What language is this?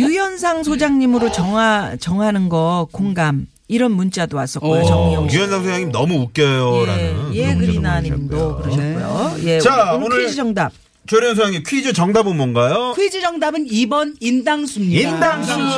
Korean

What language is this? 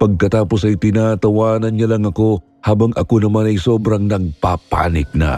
Filipino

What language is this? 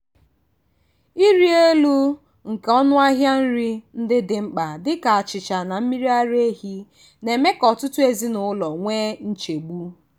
Igbo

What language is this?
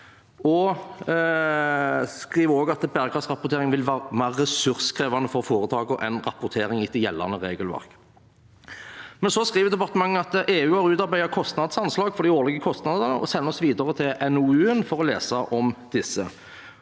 Norwegian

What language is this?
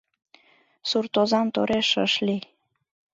Mari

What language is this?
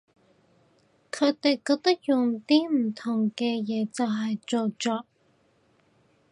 Cantonese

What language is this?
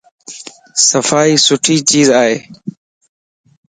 Lasi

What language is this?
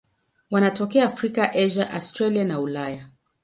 Swahili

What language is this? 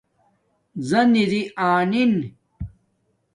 Domaaki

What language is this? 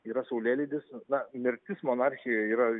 Lithuanian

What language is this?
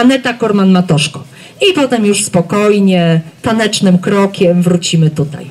Polish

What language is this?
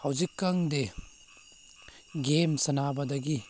Manipuri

